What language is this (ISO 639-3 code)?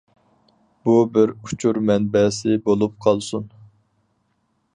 uig